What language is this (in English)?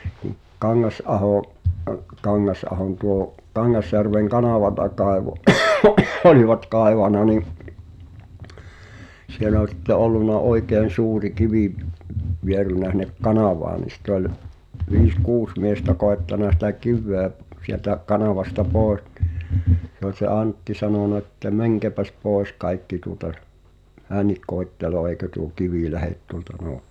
Finnish